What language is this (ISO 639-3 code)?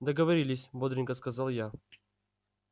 rus